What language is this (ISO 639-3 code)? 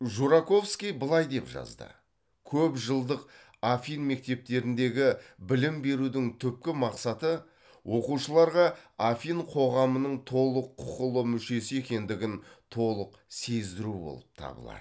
kaz